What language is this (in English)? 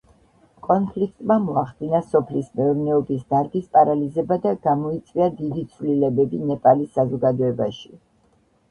Georgian